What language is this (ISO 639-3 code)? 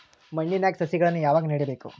kan